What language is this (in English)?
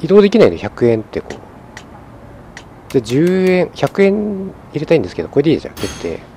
Japanese